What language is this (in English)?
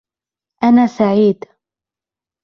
Arabic